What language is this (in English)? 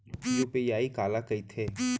Chhattisgarhi